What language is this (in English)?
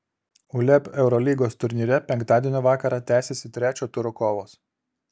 Lithuanian